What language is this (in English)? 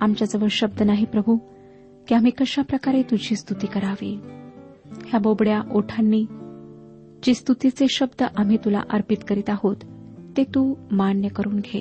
Marathi